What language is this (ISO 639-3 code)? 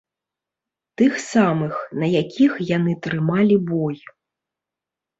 bel